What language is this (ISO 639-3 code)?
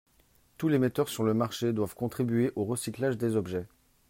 fra